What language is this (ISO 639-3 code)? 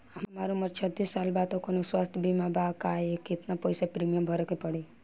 bho